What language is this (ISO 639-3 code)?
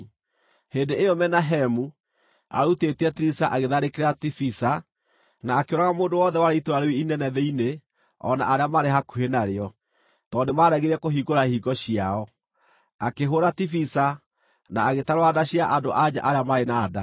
kik